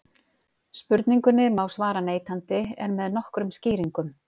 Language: Icelandic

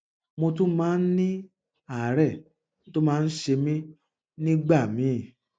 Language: Yoruba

